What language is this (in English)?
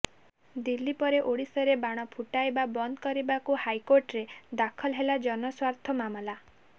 Odia